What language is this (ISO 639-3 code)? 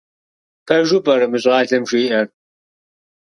kbd